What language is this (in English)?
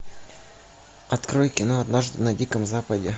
Russian